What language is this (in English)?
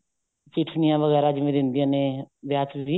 Punjabi